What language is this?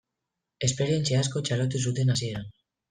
Basque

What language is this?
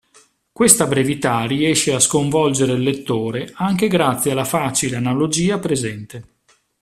Italian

